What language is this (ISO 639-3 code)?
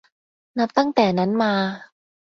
tha